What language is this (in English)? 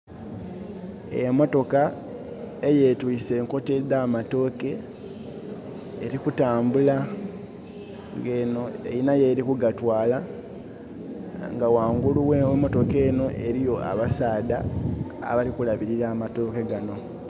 Soga